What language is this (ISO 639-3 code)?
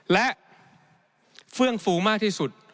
tha